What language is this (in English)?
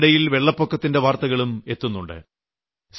Malayalam